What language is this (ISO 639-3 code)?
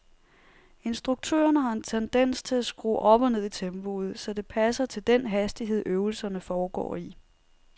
dan